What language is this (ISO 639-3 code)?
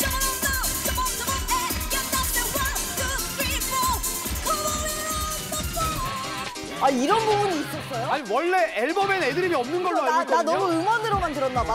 kor